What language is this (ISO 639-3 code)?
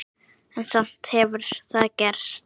isl